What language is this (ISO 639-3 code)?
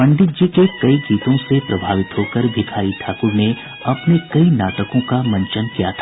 hin